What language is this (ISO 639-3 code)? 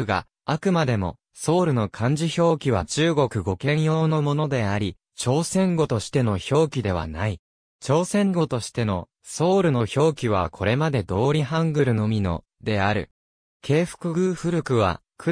jpn